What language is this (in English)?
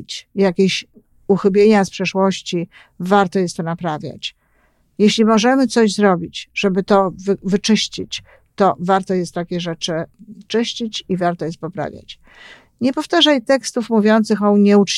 Polish